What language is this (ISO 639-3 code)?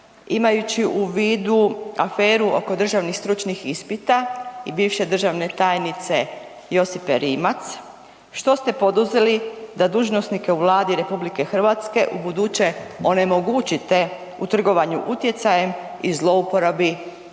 hrv